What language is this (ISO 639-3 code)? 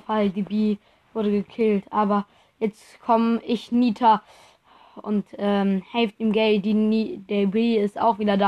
deu